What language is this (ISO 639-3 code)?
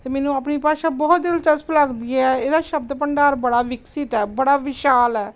pan